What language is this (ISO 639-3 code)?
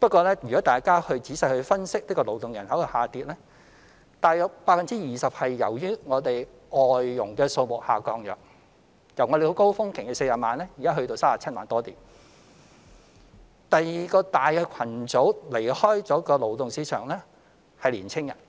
yue